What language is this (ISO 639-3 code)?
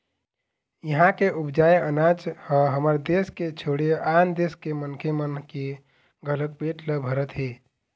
hne